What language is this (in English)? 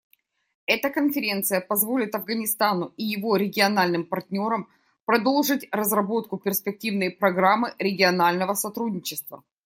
Russian